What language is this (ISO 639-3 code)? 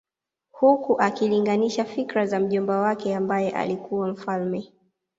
swa